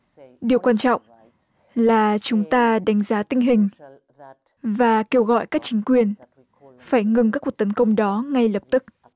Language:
Vietnamese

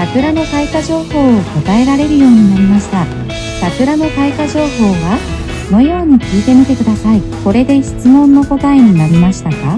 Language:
Japanese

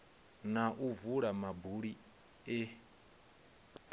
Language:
Venda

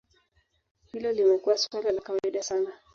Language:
Swahili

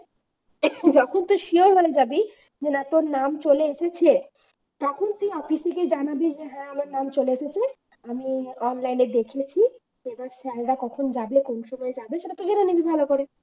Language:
Bangla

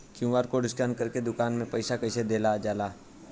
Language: Bhojpuri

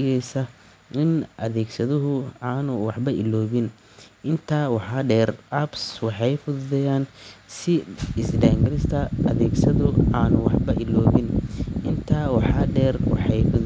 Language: Somali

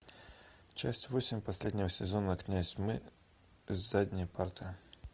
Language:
Russian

